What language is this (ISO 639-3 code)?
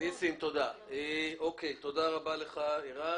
heb